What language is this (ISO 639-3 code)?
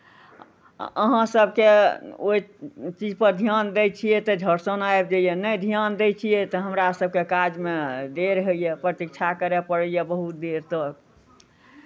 mai